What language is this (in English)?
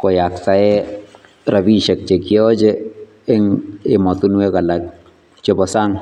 Kalenjin